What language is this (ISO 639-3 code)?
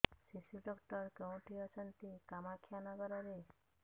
ori